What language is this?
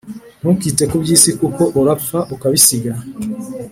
Kinyarwanda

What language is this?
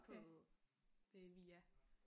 Danish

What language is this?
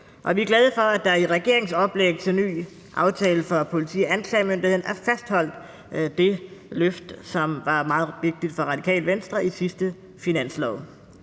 Danish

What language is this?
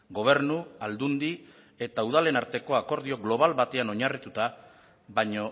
Basque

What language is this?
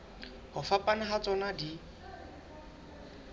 Southern Sotho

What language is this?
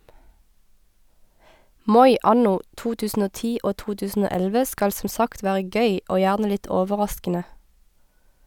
Norwegian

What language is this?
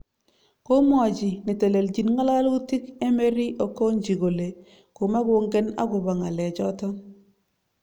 Kalenjin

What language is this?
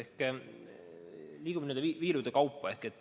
Estonian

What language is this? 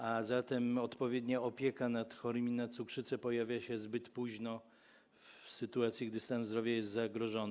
Polish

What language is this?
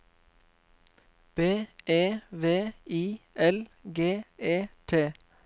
Norwegian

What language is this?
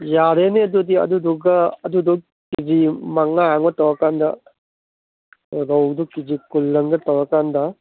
Manipuri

